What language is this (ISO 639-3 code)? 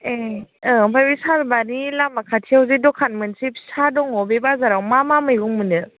brx